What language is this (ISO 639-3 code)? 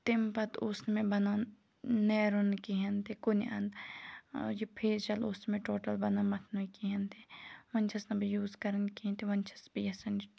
kas